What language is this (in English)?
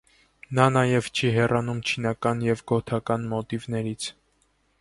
Armenian